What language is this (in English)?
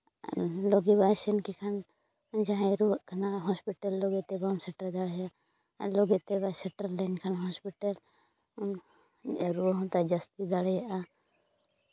Santali